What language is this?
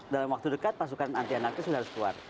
Indonesian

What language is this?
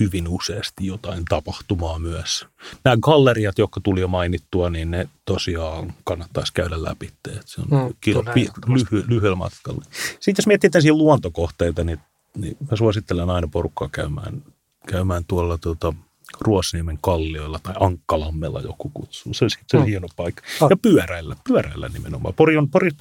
Finnish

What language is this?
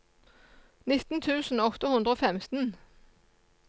Norwegian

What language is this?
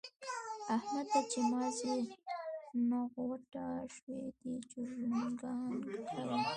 Pashto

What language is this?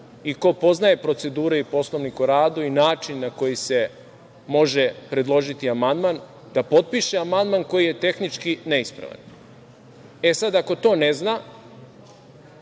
Serbian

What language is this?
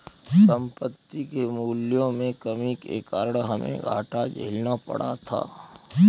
Hindi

